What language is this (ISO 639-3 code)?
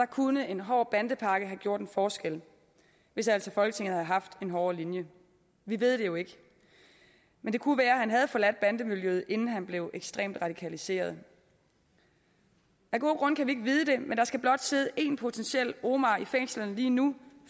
dan